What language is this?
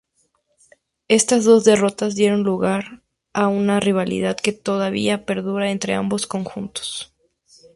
Spanish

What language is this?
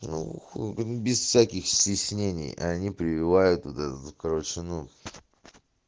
Russian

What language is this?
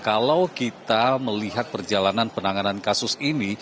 Indonesian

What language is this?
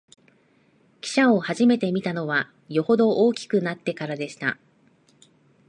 Japanese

